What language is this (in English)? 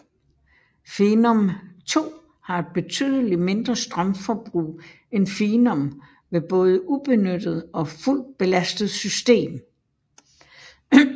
Danish